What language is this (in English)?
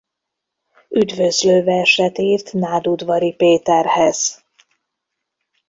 Hungarian